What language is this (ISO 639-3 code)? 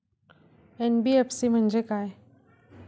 mar